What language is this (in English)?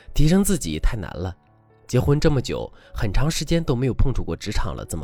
Chinese